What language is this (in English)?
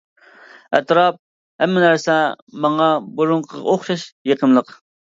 Uyghur